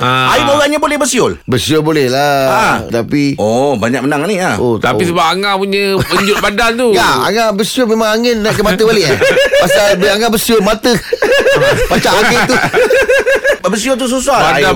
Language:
Malay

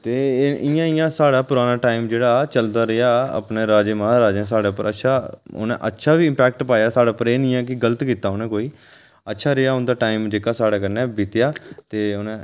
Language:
Dogri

